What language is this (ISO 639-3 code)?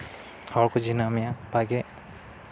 sat